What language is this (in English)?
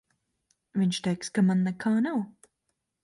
Latvian